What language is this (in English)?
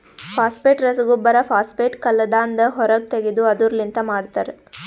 Kannada